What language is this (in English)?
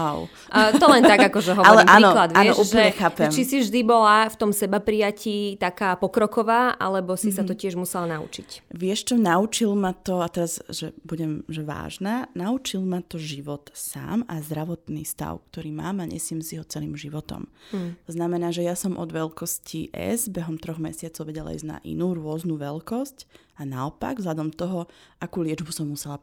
Slovak